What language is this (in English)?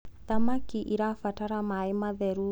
Kikuyu